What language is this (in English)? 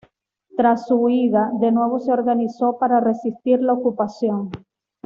Spanish